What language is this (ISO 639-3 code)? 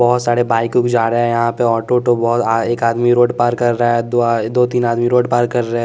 hin